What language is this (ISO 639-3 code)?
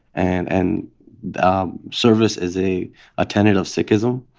eng